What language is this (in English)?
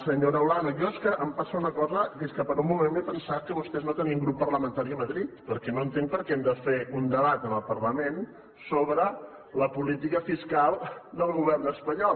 Catalan